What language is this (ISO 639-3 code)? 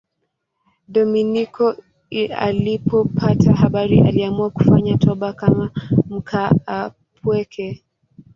swa